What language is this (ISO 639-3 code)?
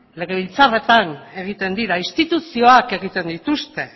eus